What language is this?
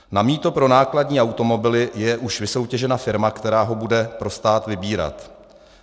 Czech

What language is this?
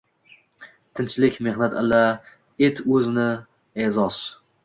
Uzbek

